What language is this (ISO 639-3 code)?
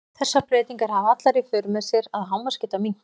isl